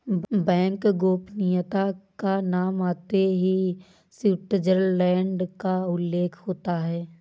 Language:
Hindi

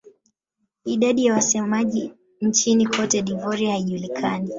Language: Swahili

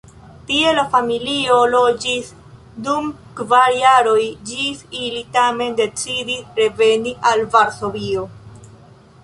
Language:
Esperanto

